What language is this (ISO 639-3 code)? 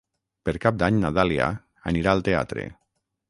cat